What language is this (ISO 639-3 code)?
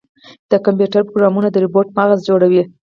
pus